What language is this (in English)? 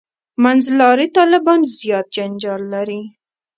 Pashto